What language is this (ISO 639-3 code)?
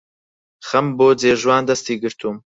ckb